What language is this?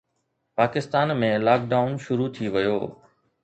Sindhi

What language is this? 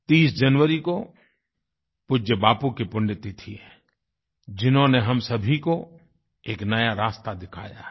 Hindi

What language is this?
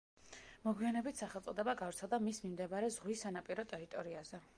Georgian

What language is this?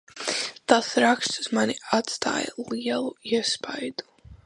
Latvian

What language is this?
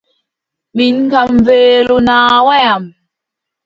Adamawa Fulfulde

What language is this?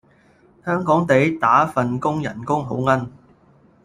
Cantonese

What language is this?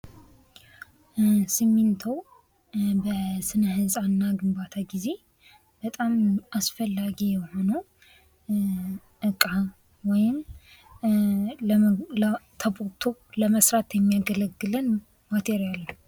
Amharic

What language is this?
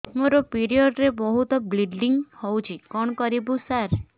Odia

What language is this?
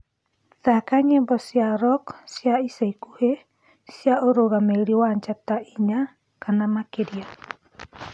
Kikuyu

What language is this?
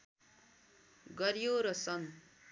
Nepali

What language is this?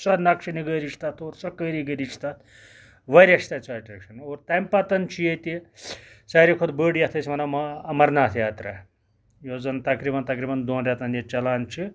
Kashmiri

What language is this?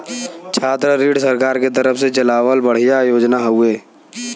Bhojpuri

